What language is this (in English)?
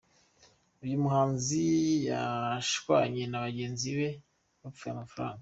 Kinyarwanda